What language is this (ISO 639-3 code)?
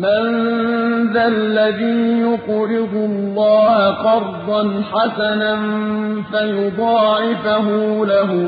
ara